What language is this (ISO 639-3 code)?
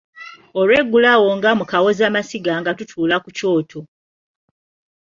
lug